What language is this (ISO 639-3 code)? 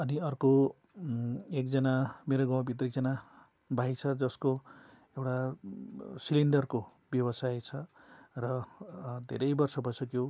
nep